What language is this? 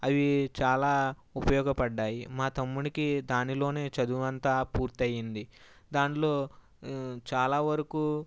Telugu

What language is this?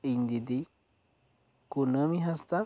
Santali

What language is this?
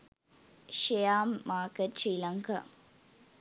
Sinhala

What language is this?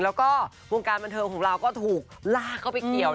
Thai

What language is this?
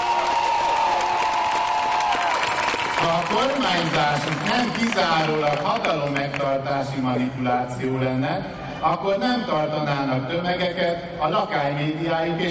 Hungarian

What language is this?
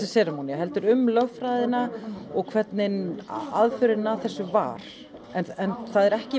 Icelandic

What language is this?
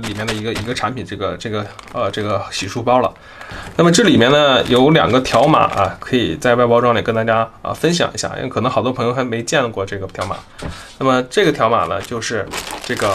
Chinese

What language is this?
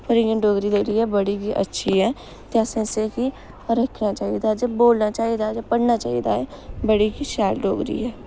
Dogri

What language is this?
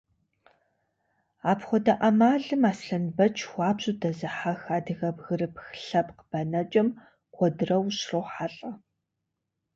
Kabardian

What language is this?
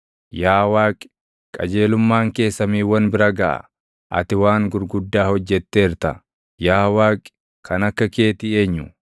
Oromo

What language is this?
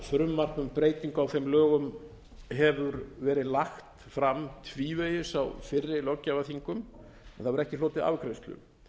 Icelandic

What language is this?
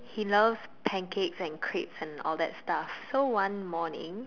English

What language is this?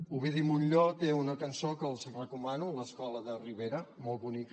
Catalan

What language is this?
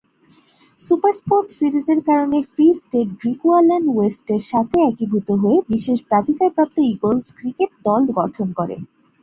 Bangla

